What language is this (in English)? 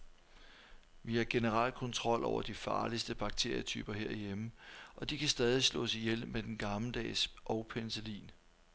Danish